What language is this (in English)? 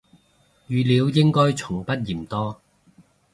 Cantonese